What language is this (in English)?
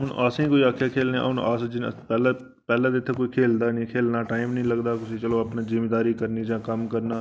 Dogri